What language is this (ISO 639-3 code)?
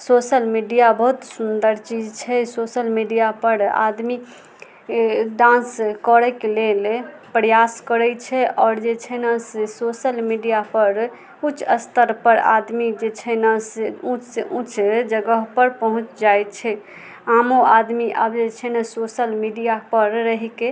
mai